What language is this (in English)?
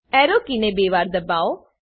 Gujarati